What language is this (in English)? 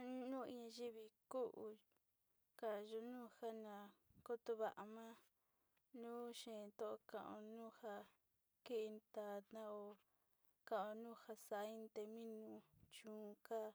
Sinicahua Mixtec